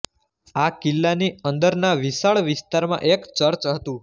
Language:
Gujarati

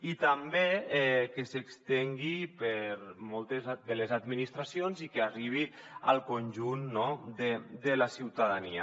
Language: Catalan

